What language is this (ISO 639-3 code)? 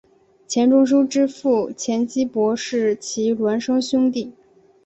zho